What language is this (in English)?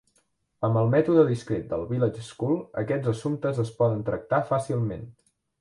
Catalan